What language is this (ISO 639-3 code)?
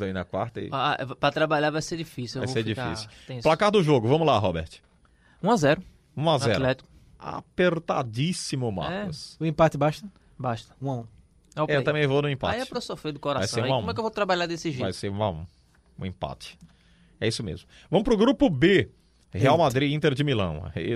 por